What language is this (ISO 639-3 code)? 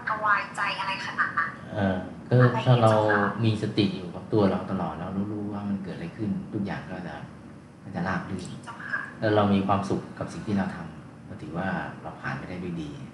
tha